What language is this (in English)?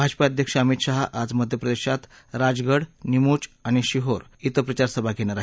Marathi